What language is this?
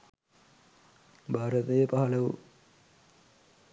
Sinhala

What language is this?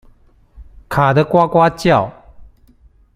Chinese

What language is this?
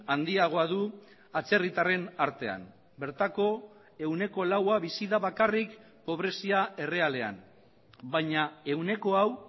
Basque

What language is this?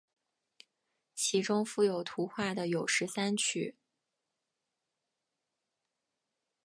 Chinese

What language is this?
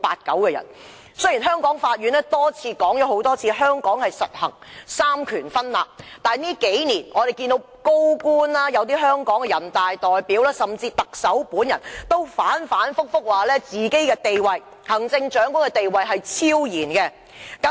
Cantonese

